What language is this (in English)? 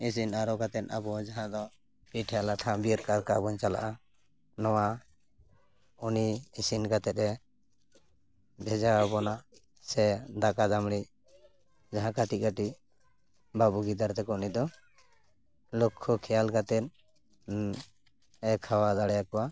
Santali